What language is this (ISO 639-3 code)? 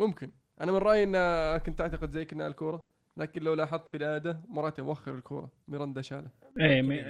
ara